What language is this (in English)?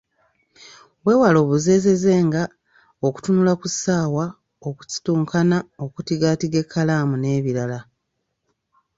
Ganda